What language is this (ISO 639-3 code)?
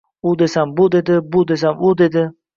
uzb